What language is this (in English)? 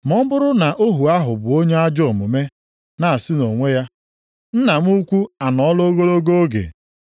Igbo